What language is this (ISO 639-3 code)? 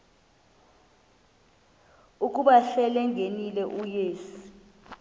xho